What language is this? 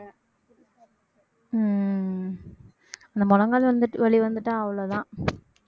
Tamil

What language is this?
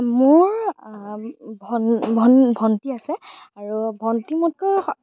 Assamese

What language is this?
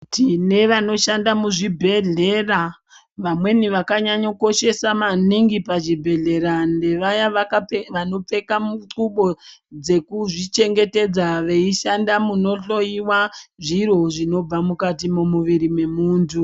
Ndau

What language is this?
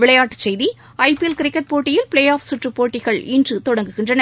Tamil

